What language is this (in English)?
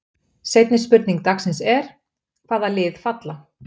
Icelandic